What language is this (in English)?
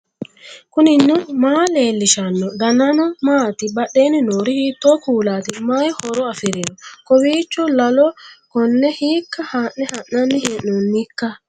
Sidamo